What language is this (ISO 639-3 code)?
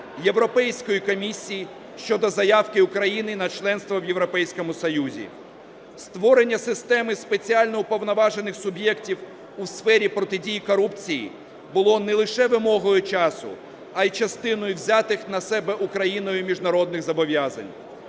ukr